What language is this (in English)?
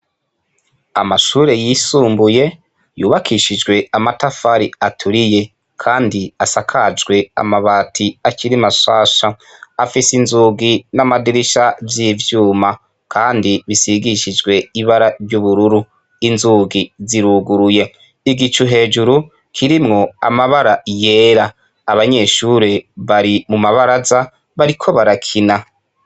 Rundi